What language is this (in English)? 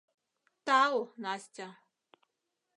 Mari